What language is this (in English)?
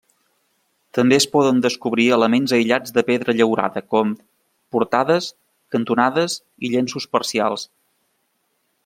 Catalan